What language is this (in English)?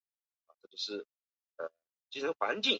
Chinese